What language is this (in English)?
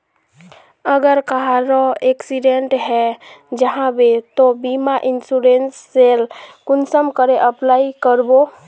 Magahi